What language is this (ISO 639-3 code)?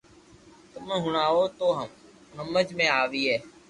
lrk